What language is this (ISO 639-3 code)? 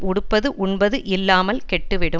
tam